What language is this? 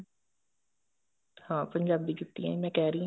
Punjabi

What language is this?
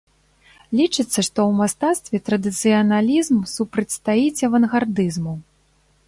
Belarusian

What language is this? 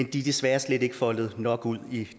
Danish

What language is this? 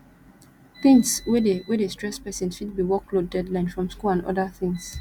Nigerian Pidgin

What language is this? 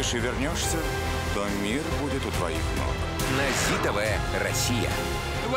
Russian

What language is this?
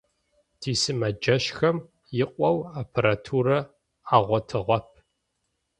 Adyghe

